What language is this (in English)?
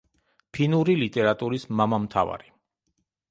Georgian